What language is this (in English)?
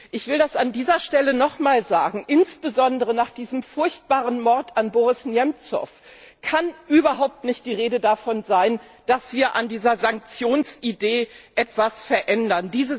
German